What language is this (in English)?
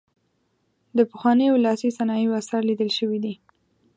Pashto